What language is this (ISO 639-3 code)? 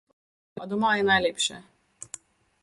slv